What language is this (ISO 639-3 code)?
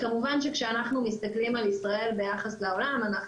heb